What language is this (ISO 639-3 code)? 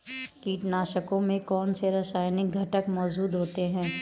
hin